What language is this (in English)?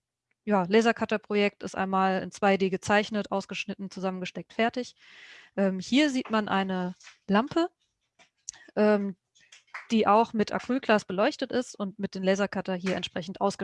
German